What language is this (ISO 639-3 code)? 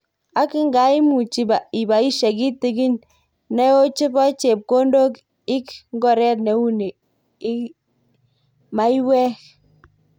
kln